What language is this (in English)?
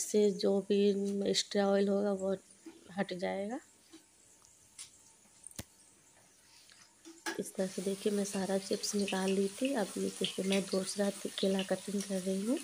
Hindi